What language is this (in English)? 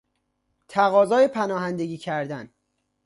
Persian